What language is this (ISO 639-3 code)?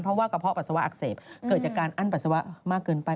tha